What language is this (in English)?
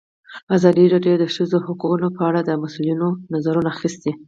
Pashto